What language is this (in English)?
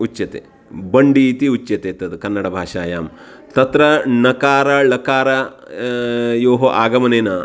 Sanskrit